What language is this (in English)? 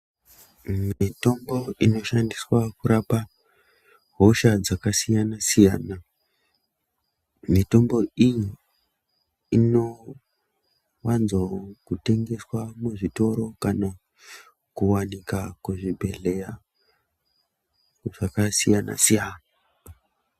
Ndau